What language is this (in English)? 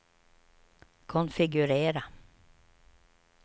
Swedish